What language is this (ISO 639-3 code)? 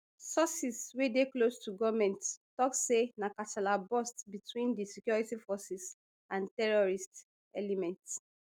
pcm